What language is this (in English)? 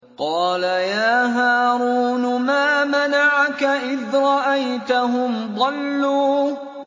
Arabic